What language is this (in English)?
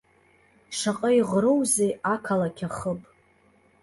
Abkhazian